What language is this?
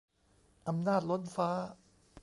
Thai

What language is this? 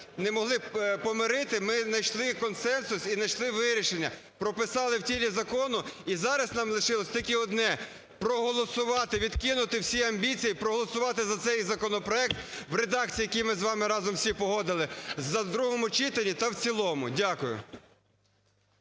Ukrainian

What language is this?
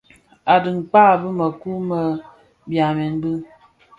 Bafia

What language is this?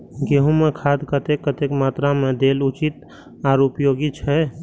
Maithili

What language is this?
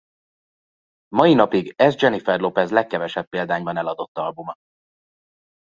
Hungarian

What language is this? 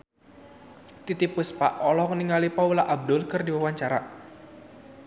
Sundanese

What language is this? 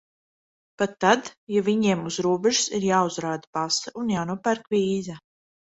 Latvian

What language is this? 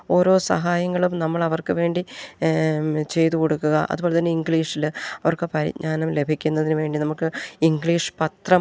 Malayalam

